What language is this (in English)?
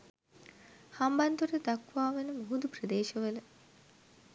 Sinhala